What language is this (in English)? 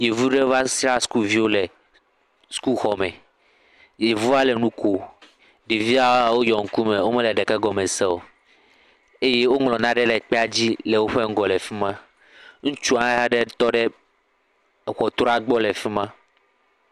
Ewe